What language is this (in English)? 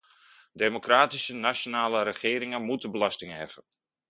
Dutch